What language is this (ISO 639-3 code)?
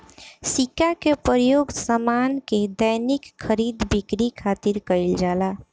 bho